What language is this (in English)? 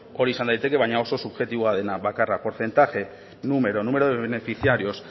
Basque